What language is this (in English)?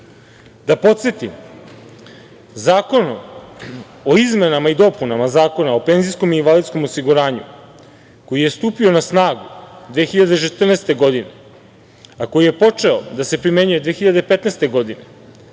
Serbian